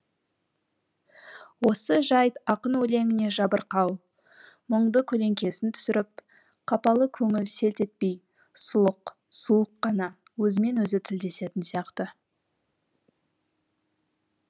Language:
Kazakh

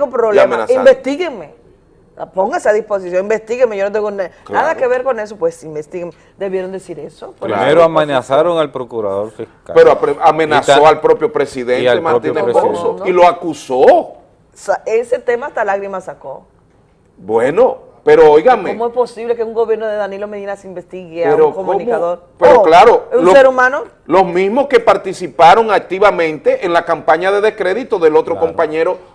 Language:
Spanish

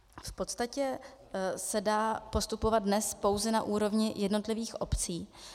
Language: Czech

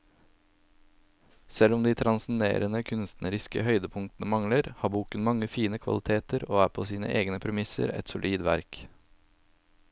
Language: Norwegian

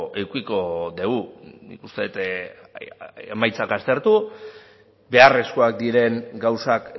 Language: Basque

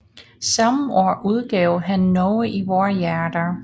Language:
Danish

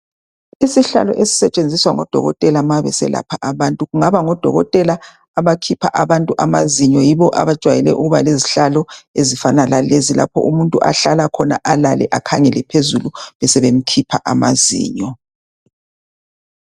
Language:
North Ndebele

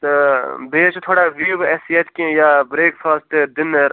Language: Kashmiri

